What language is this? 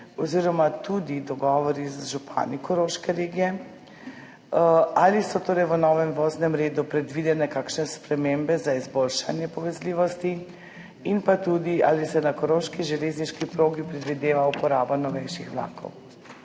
Slovenian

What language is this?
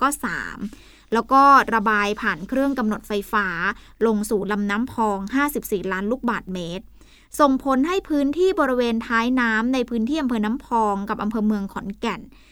Thai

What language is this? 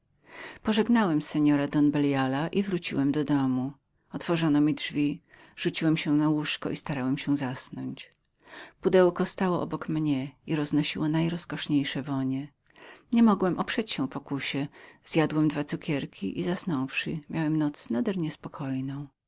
Polish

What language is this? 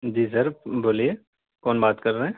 Urdu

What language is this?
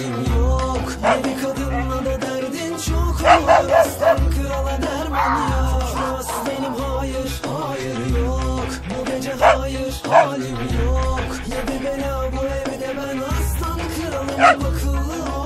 Turkish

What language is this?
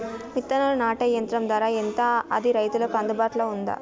Telugu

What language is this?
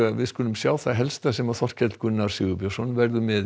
Icelandic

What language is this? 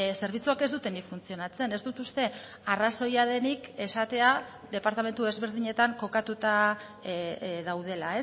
Basque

